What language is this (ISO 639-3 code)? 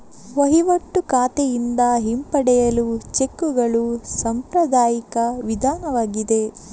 kan